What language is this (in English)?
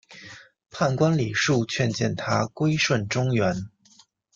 Chinese